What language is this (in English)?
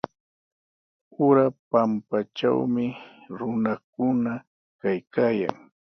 Sihuas Ancash Quechua